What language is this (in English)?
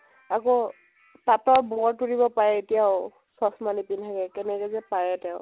Assamese